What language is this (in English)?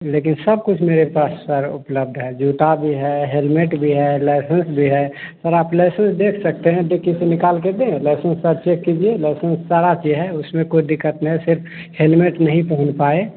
Hindi